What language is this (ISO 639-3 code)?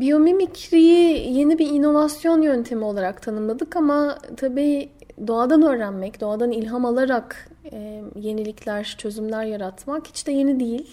tur